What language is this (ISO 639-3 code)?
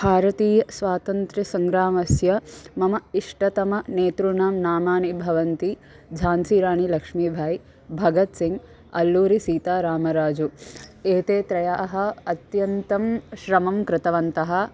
san